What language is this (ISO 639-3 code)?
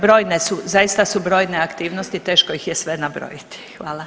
hrv